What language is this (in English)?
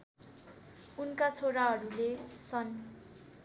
Nepali